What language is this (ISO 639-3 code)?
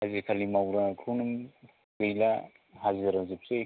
brx